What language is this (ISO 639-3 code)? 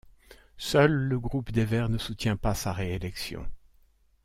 fra